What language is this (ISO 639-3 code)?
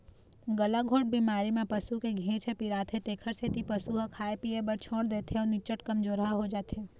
hne